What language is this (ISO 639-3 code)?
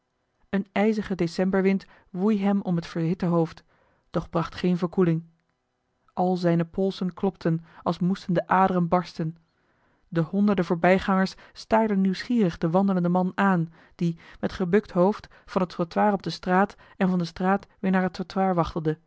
nld